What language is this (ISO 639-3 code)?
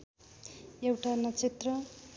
nep